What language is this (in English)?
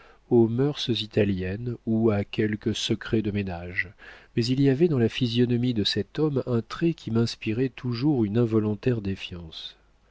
French